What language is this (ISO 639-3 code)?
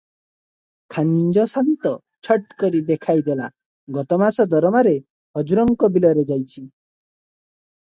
ori